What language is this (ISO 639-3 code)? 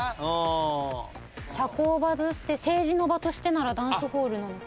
jpn